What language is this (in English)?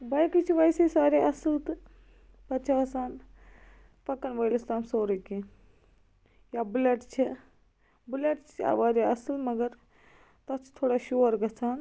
Kashmiri